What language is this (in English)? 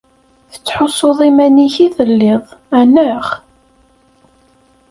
Kabyle